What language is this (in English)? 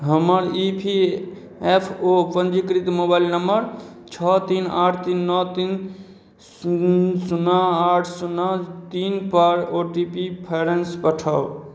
Maithili